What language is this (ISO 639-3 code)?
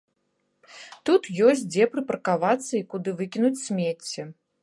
bel